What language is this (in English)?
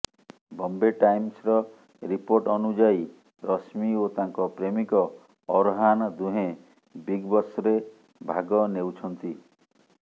Odia